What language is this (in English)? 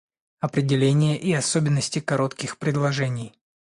Russian